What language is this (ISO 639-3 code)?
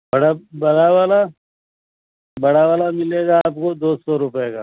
urd